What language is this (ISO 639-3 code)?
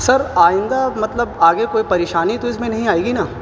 urd